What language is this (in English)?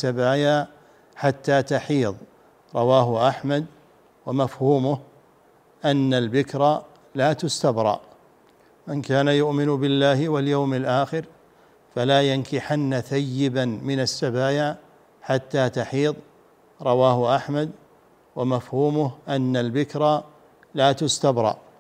Arabic